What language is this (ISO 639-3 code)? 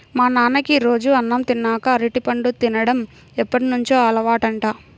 tel